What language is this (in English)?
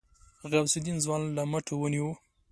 Pashto